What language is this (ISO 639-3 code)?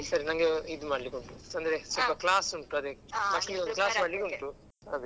kan